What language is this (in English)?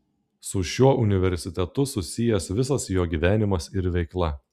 Lithuanian